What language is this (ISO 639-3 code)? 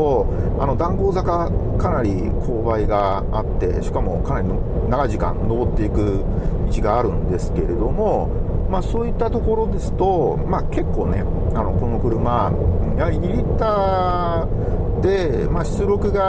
jpn